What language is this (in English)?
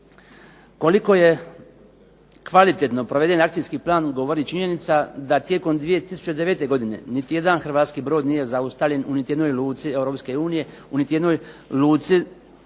Croatian